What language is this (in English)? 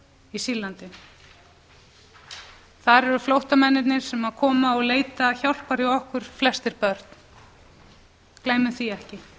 Icelandic